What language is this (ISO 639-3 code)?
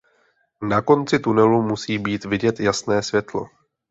ces